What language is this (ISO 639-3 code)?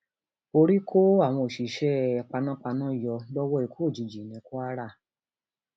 yor